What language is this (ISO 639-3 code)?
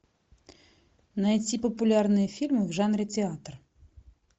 rus